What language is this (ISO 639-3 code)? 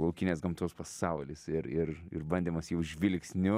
lit